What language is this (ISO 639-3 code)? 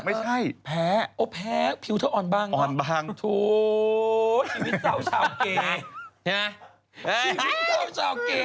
tha